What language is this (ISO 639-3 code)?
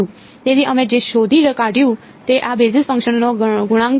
guj